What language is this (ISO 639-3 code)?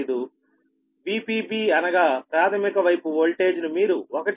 tel